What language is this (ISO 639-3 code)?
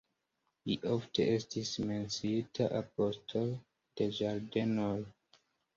epo